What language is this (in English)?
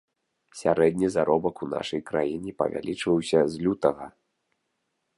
Belarusian